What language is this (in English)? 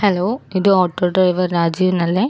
Malayalam